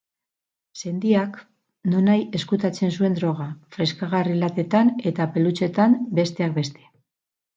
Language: Basque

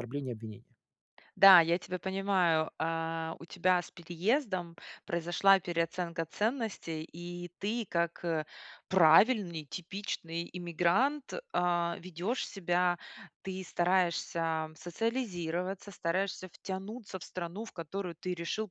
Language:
Russian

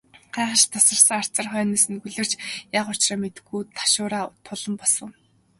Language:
Mongolian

